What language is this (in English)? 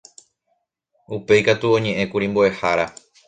Guarani